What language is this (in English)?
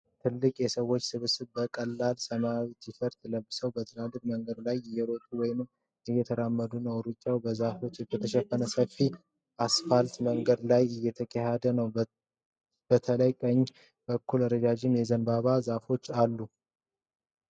Amharic